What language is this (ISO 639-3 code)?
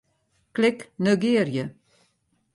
fry